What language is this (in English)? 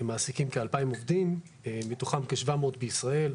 Hebrew